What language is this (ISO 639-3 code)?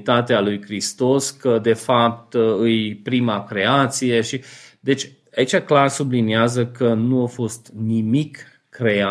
ron